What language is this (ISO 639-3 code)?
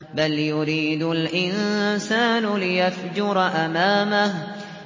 ara